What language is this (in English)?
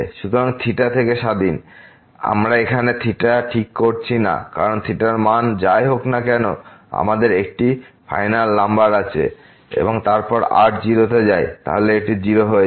Bangla